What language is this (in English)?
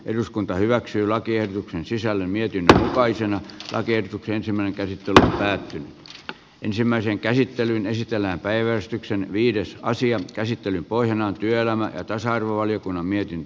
Finnish